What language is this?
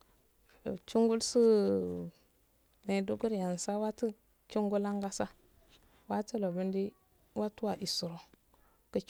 Afade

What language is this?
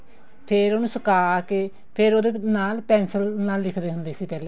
Punjabi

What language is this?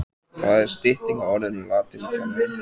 Icelandic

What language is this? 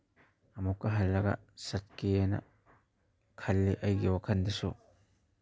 Manipuri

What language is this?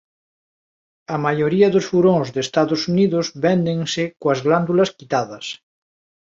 Galician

